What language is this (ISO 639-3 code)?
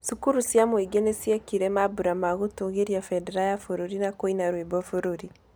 kik